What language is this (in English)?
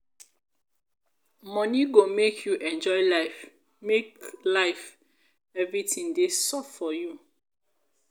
Nigerian Pidgin